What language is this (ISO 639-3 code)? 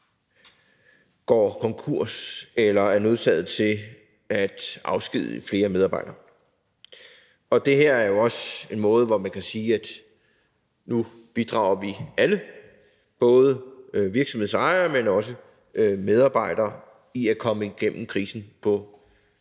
dan